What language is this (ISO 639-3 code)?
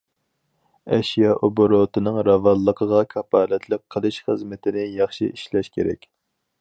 uig